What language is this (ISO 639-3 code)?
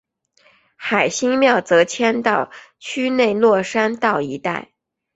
zho